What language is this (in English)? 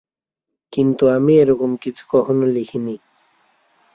Bangla